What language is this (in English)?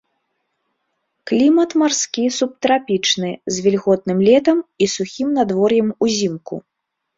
Belarusian